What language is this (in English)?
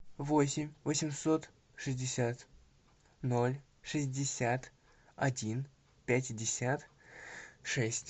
Russian